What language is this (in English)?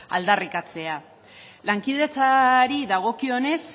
Basque